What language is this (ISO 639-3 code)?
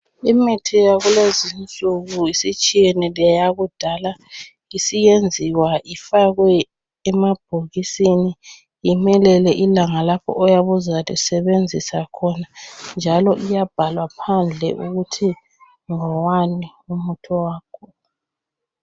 nde